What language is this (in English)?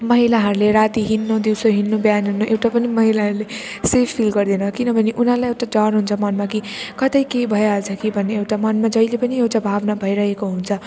Nepali